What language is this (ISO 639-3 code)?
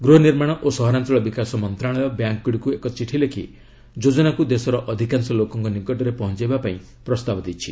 ori